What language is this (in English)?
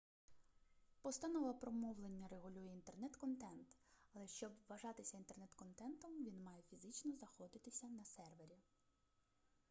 Ukrainian